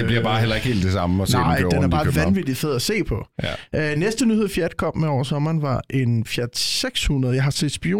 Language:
Danish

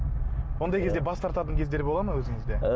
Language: Kazakh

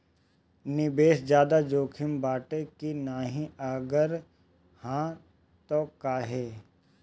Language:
Bhojpuri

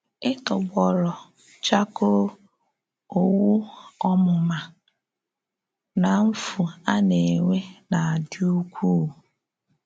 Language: Igbo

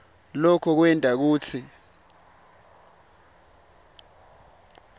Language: Swati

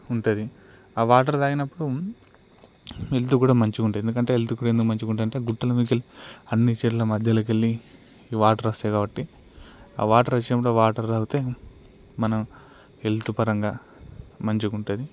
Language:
Telugu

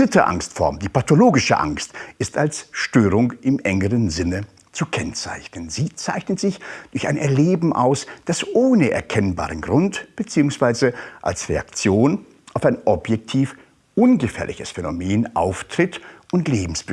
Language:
German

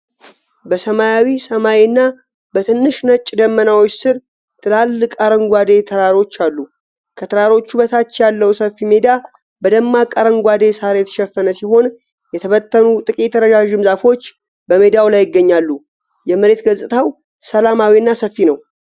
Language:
Amharic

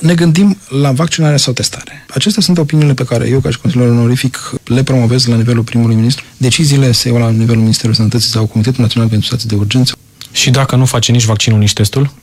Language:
Romanian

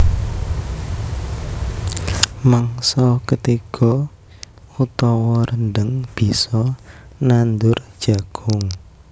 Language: Javanese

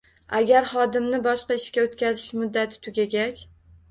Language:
Uzbek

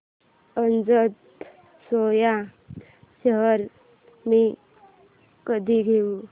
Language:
Marathi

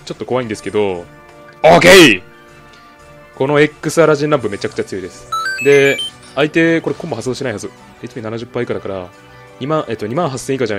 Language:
Japanese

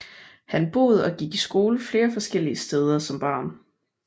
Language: Danish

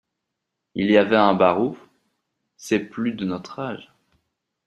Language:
French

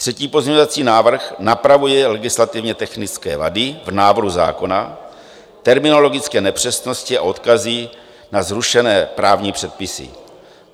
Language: Czech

